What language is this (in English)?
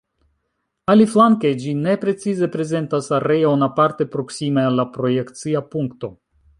Esperanto